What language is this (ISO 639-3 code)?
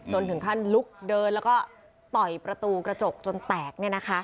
tha